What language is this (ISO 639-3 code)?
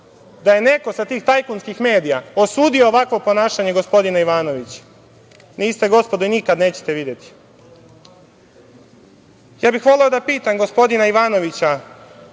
srp